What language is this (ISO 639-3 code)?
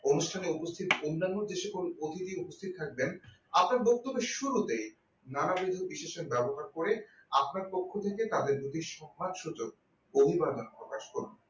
ben